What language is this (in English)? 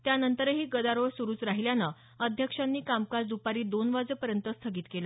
Marathi